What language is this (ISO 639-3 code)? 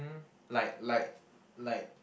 eng